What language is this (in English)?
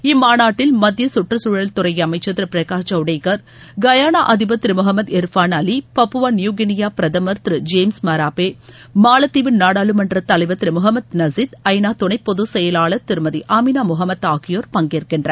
Tamil